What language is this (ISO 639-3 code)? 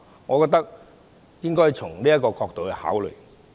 yue